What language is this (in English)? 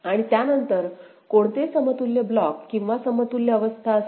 Marathi